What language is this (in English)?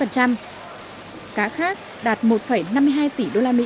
Vietnamese